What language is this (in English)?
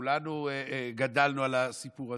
Hebrew